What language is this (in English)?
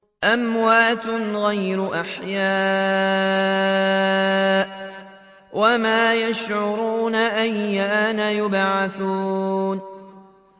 Arabic